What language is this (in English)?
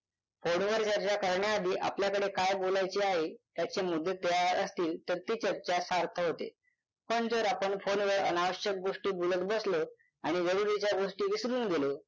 Marathi